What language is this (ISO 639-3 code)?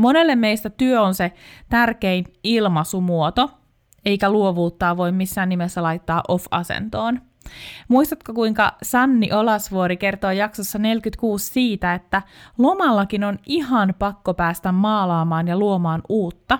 fin